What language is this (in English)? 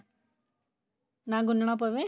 Punjabi